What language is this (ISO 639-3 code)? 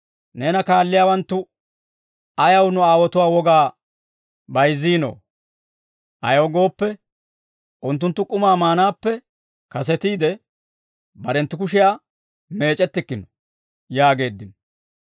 dwr